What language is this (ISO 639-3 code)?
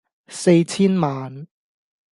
yue